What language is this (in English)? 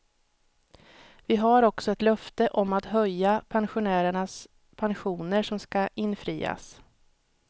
Swedish